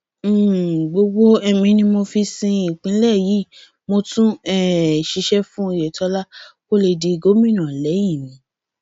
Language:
Yoruba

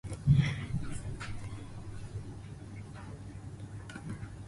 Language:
Japanese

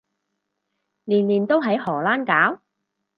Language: Cantonese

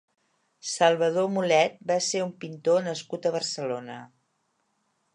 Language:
Catalan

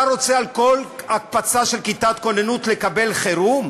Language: Hebrew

